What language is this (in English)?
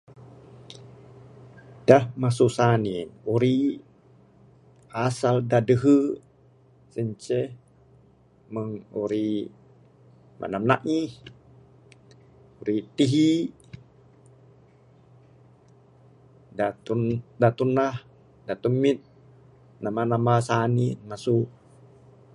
Bukar-Sadung Bidayuh